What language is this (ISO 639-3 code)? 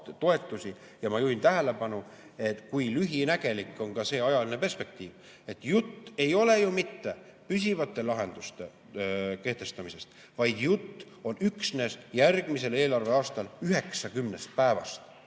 est